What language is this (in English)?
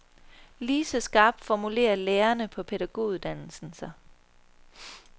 Danish